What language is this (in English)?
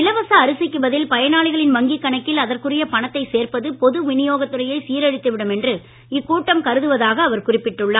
Tamil